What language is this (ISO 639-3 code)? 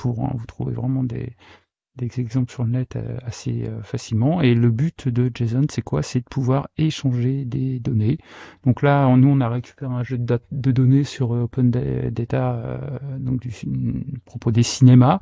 fra